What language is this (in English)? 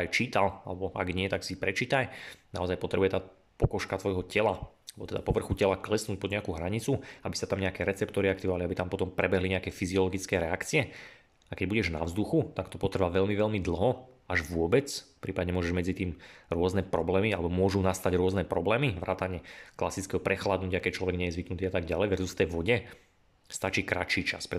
Slovak